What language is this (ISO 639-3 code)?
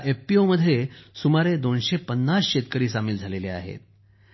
mar